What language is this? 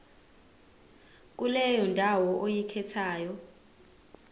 Zulu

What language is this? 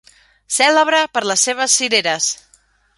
Catalan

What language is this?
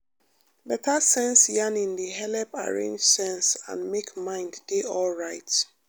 Nigerian Pidgin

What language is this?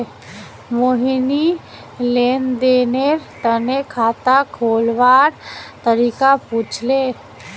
Magahi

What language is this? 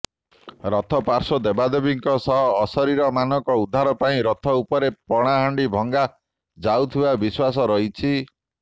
Odia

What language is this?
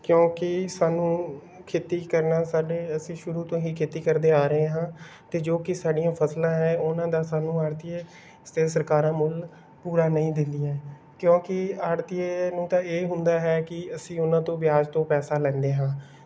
Punjabi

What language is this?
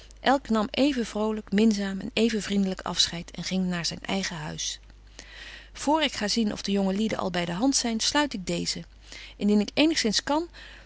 Dutch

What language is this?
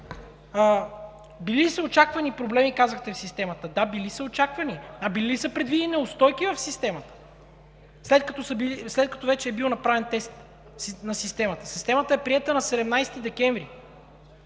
Bulgarian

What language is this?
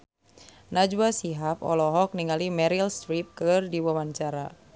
Sundanese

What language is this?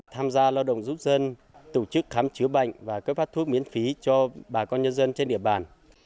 Vietnamese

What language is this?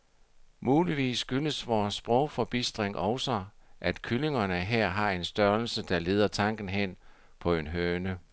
Danish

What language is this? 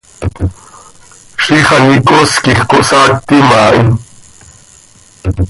Seri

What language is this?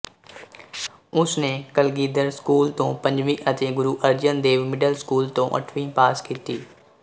Punjabi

